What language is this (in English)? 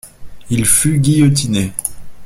French